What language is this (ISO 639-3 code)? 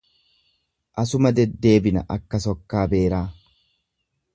orm